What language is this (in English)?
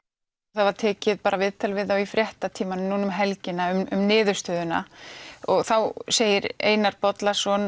Icelandic